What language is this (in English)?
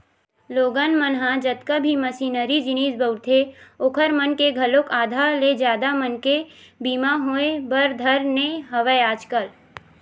Chhattisgarhi